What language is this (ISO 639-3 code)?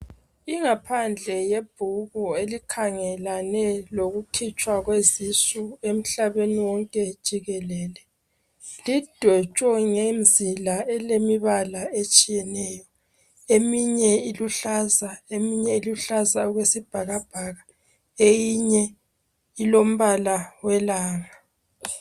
nde